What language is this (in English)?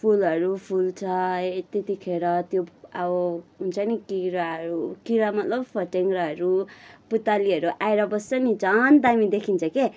Nepali